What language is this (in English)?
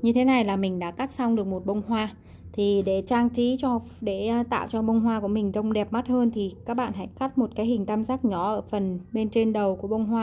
Vietnamese